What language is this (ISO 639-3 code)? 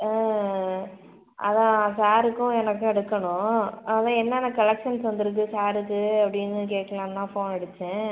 tam